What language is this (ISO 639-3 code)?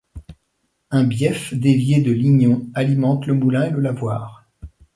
fra